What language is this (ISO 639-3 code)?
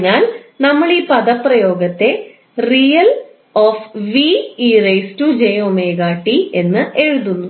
mal